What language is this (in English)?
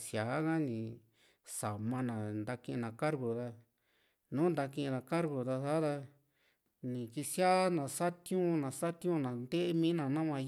Juxtlahuaca Mixtec